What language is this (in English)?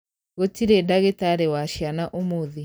Kikuyu